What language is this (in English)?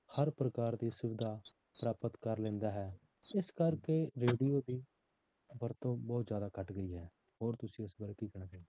Punjabi